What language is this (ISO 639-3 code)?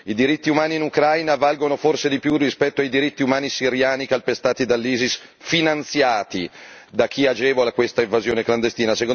ita